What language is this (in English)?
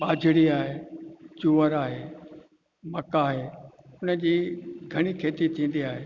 Sindhi